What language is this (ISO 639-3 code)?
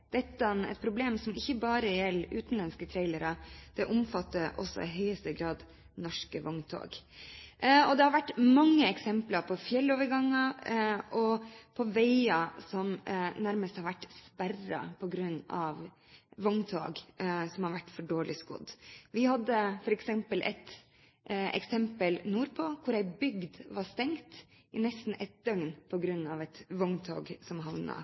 nob